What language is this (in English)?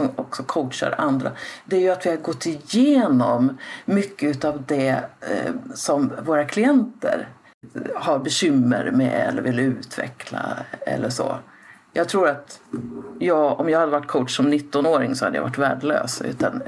Swedish